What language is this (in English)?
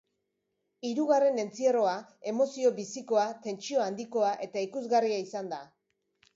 Basque